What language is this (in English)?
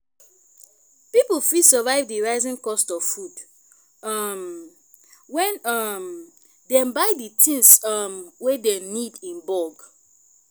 Nigerian Pidgin